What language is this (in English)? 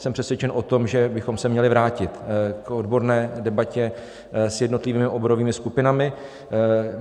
Czech